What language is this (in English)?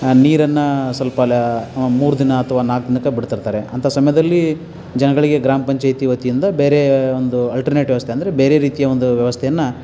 Kannada